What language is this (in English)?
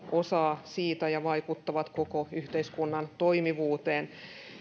Finnish